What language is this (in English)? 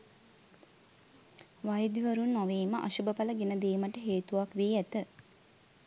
Sinhala